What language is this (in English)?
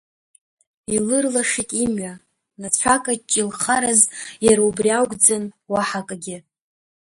Abkhazian